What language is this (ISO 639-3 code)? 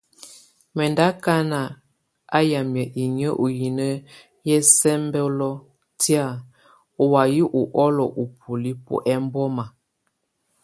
tvu